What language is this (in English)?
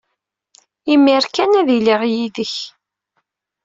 Kabyle